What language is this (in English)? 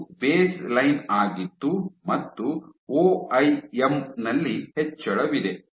Kannada